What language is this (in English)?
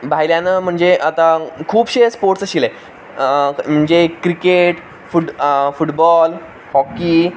Konkani